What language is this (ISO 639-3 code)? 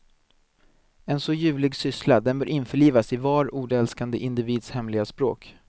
swe